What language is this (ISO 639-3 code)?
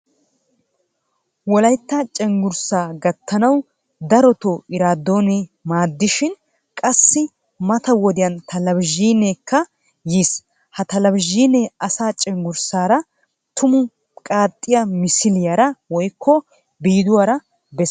wal